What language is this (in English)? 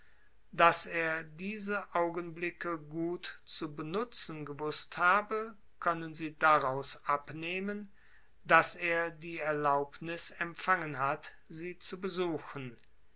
German